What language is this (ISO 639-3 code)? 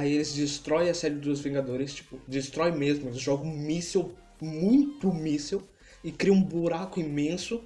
por